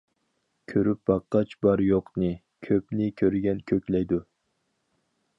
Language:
Uyghur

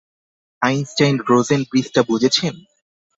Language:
Bangla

